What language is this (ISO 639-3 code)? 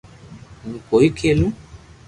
lrk